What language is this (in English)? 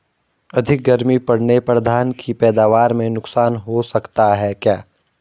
Hindi